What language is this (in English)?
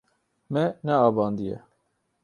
Kurdish